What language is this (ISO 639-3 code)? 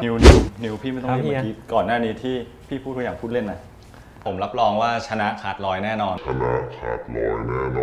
tha